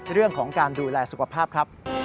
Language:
Thai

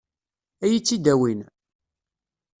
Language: Kabyle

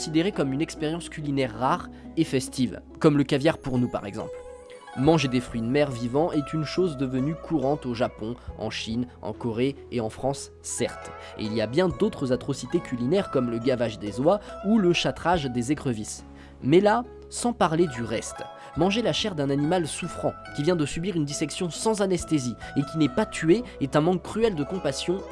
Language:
French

